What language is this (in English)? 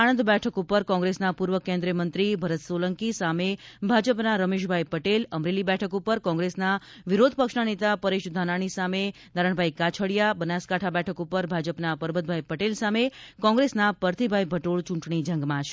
Gujarati